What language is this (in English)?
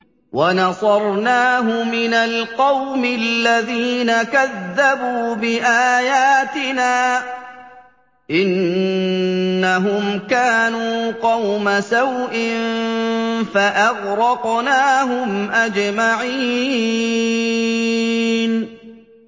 Arabic